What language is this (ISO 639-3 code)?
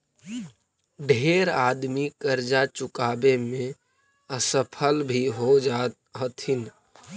mag